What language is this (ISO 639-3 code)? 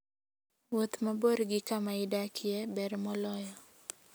luo